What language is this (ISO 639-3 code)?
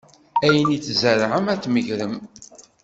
kab